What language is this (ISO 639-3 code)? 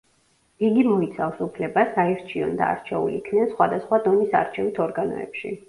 kat